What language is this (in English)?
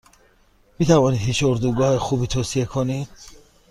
Persian